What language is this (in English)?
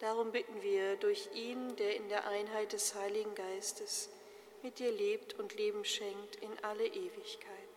German